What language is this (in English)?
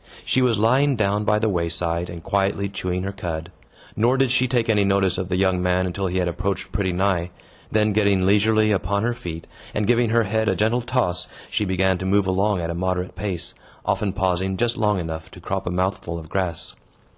English